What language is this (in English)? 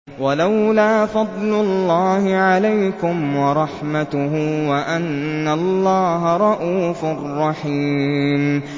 Arabic